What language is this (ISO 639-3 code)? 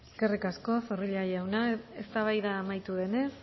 eus